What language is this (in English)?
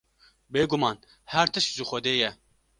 Kurdish